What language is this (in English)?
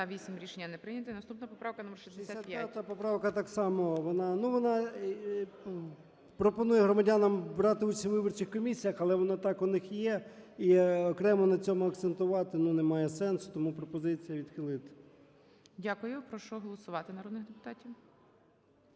Ukrainian